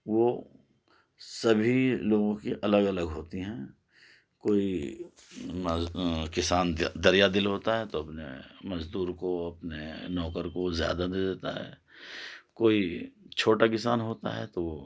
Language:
Urdu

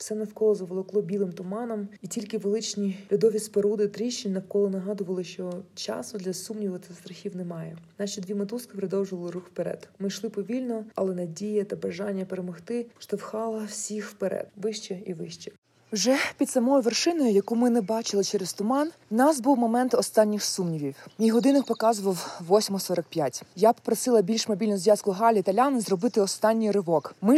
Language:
Ukrainian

